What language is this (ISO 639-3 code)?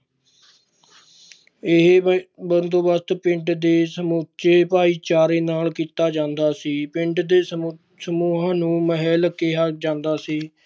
pan